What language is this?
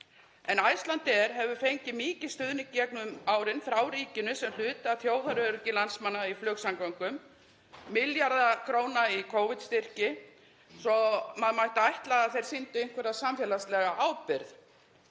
Icelandic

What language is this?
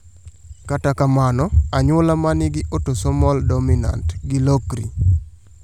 Luo (Kenya and Tanzania)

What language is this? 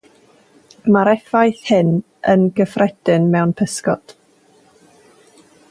Welsh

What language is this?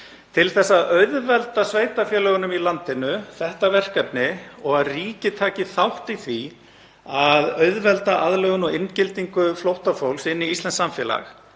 Icelandic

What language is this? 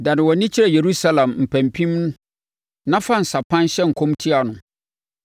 Akan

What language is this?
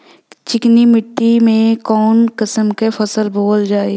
Bhojpuri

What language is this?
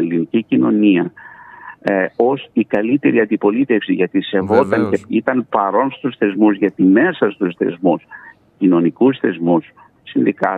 Greek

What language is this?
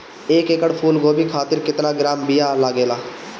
Bhojpuri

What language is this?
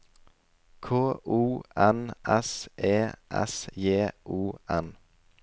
Norwegian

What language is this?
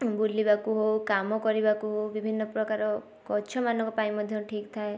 Odia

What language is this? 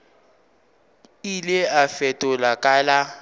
Northern Sotho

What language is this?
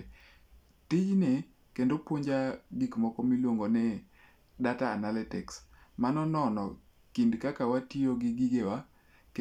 Luo (Kenya and Tanzania)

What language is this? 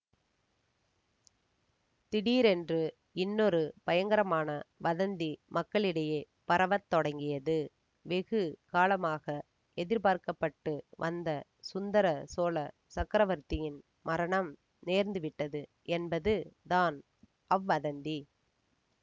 Tamil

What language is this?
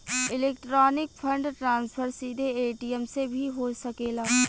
Bhojpuri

